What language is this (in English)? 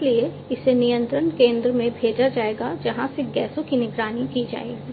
Hindi